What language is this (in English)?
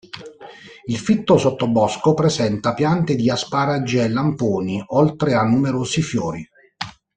Italian